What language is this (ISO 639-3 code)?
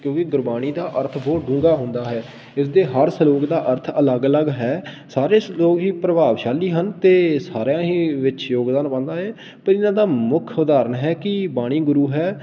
pan